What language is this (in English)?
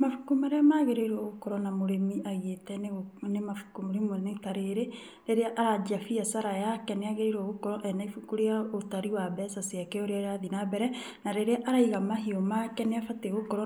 Kikuyu